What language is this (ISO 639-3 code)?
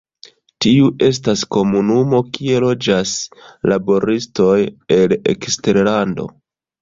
epo